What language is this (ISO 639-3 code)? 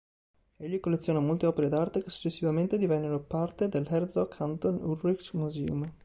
ita